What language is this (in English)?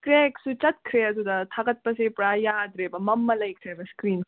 Manipuri